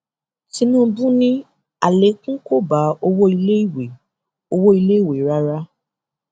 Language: Yoruba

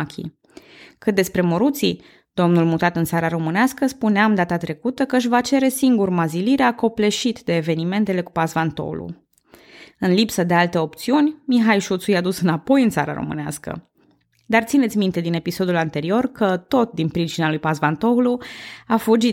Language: Romanian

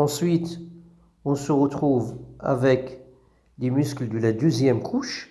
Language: French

